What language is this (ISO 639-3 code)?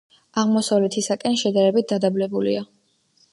kat